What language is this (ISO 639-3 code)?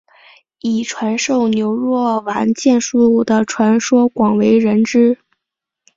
zho